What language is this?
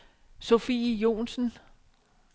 Danish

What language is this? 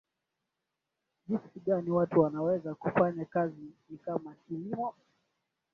Swahili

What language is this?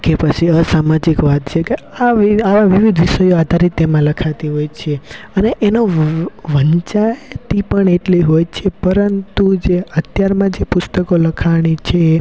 Gujarati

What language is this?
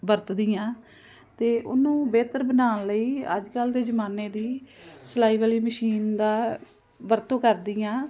Punjabi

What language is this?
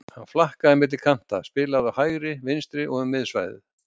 Icelandic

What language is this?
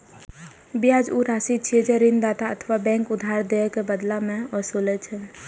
Maithili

